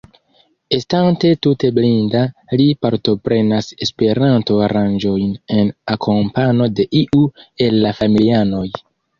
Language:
Esperanto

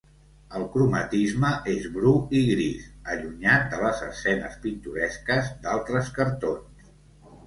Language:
Catalan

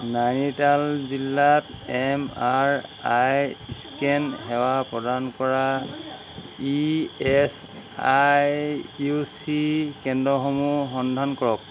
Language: Assamese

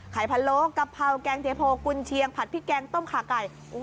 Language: Thai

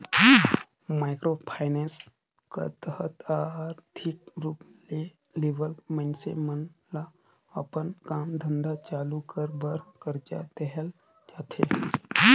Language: Chhattisgarhi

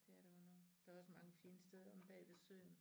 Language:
Danish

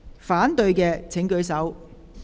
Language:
Cantonese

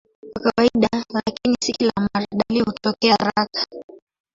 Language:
Swahili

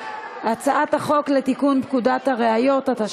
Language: Hebrew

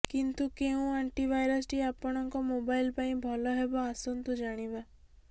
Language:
Odia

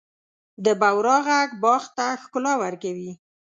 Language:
Pashto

